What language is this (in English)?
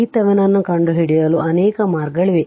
Kannada